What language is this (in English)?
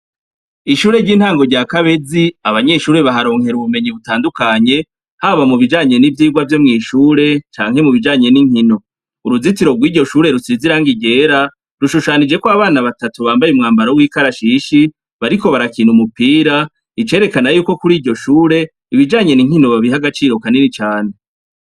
Rundi